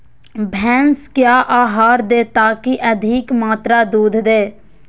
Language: Magahi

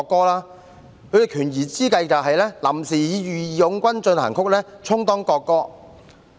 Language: Cantonese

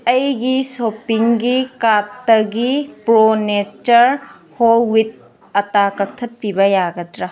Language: Manipuri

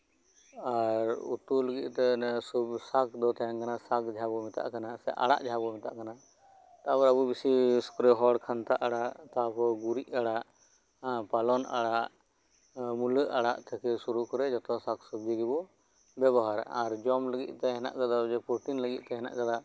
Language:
Santali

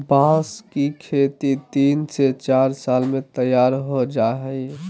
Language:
Magahi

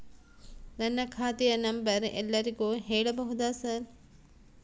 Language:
Kannada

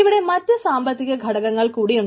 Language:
Malayalam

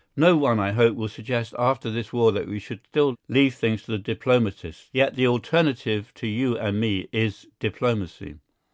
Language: English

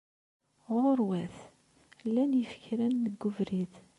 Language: Kabyle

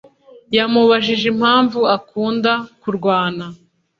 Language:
Kinyarwanda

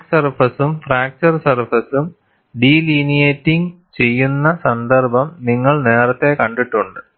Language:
Malayalam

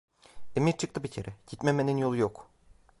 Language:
Turkish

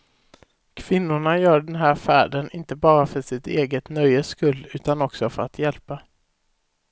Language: Swedish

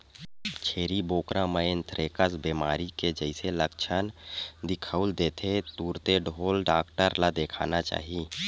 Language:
Chhattisgarhi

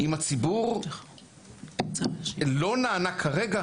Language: Hebrew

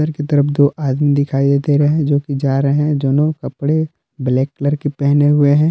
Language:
Hindi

